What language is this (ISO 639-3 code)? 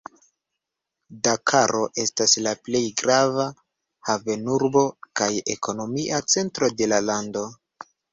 epo